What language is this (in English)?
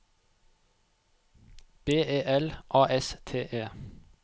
Norwegian